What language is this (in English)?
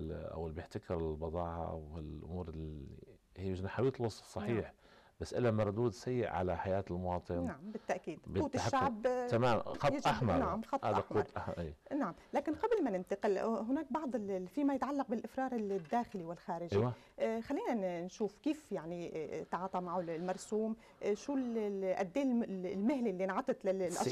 Arabic